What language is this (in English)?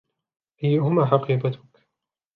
Arabic